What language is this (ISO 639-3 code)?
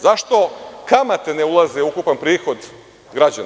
srp